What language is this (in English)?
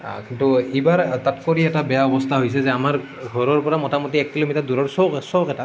Assamese